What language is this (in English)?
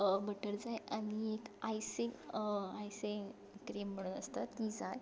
Konkani